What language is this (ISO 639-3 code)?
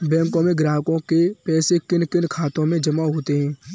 hin